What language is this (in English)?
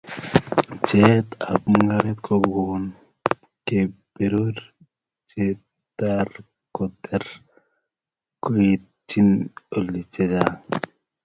Kalenjin